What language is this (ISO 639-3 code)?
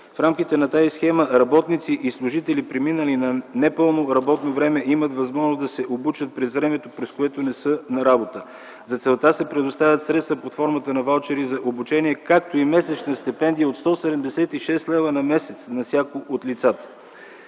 bul